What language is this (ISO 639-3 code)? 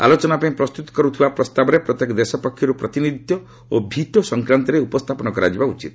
ori